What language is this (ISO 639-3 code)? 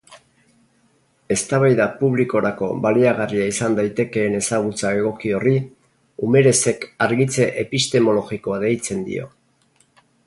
eus